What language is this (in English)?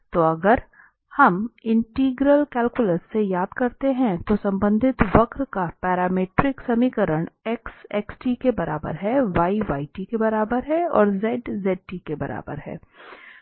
Hindi